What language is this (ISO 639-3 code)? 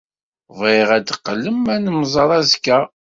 kab